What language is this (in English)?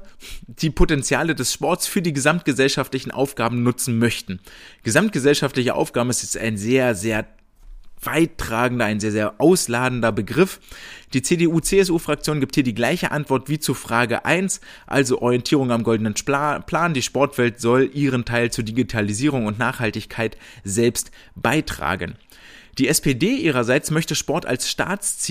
German